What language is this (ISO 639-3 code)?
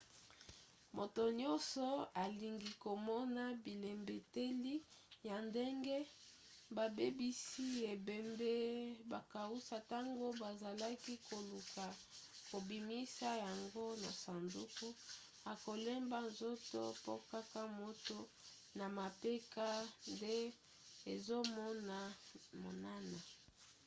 lin